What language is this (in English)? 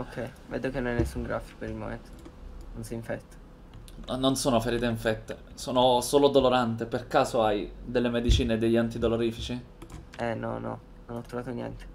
Italian